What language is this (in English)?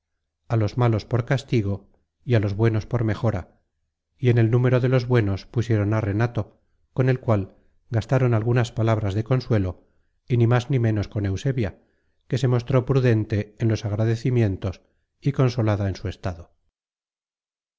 Spanish